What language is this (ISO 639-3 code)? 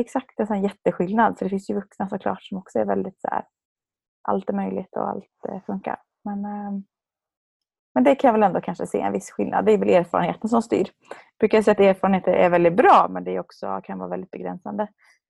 swe